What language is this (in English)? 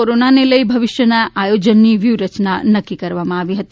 Gujarati